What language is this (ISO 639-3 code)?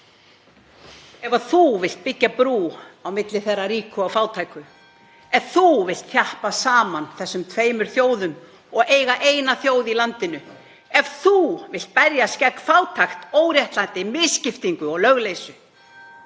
isl